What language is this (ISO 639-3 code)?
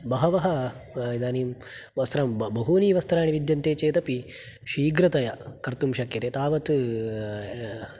san